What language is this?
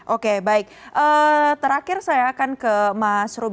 Indonesian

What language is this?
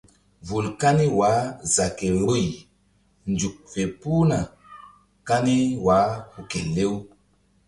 Mbum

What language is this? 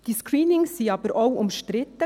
Swiss German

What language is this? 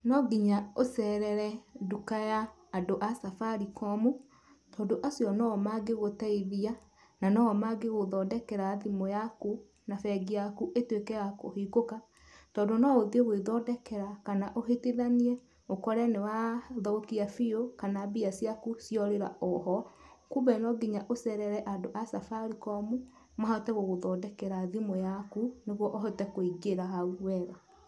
Kikuyu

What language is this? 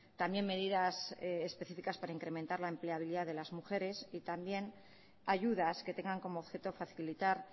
Spanish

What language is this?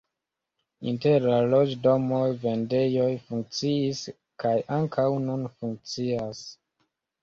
Esperanto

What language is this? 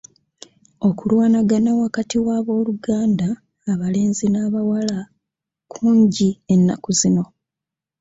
Ganda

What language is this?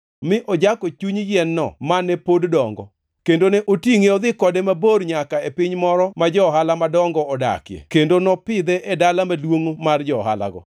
Luo (Kenya and Tanzania)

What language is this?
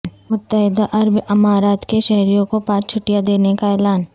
Urdu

